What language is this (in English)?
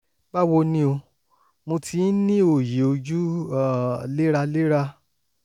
Yoruba